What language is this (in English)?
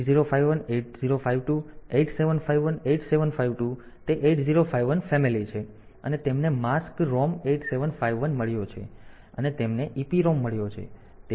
Gujarati